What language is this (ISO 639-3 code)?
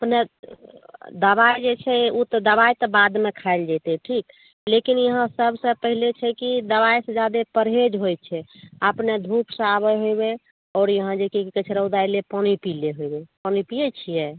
mai